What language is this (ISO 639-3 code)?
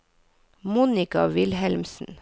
nor